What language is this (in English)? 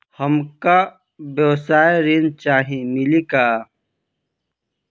Bhojpuri